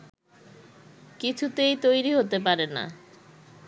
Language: Bangla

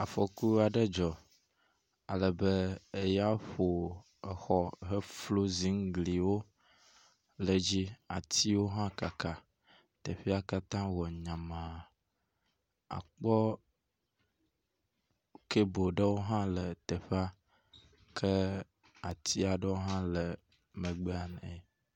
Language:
Ewe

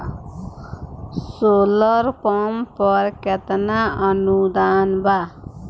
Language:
Bhojpuri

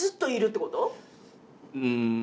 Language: Japanese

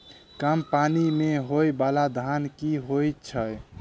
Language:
Maithili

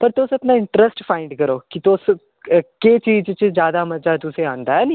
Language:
Dogri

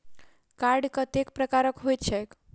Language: Maithili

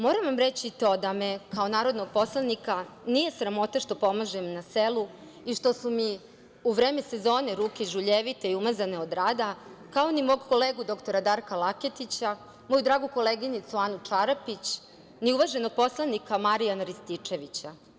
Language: Serbian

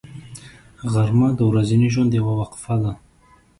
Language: Pashto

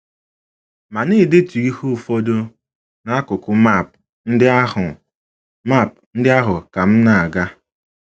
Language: Igbo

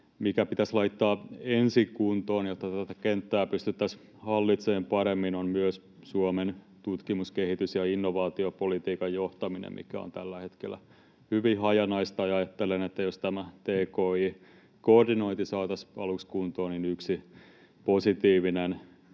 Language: Finnish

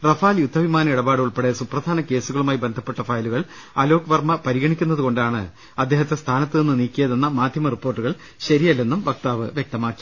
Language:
Malayalam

